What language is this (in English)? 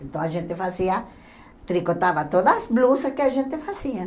Portuguese